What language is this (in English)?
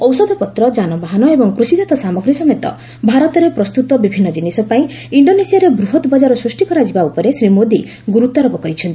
Odia